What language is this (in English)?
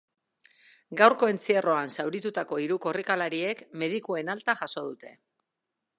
Basque